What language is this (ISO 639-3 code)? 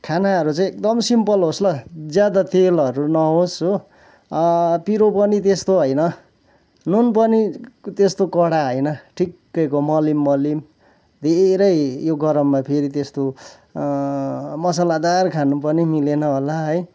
nep